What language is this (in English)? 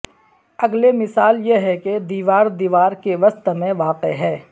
Urdu